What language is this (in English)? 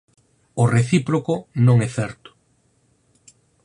Galician